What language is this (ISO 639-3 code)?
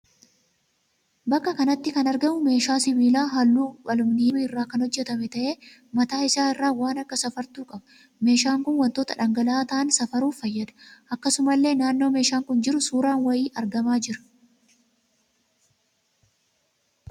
orm